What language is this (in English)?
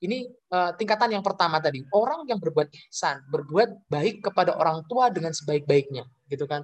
Indonesian